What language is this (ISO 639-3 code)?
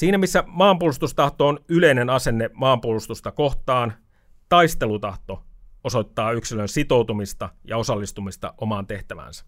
fin